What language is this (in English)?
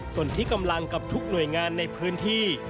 Thai